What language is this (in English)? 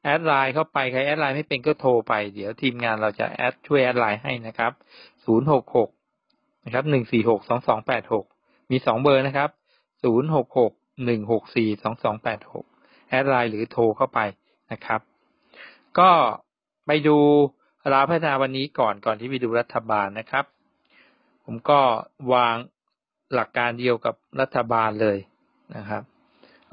Thai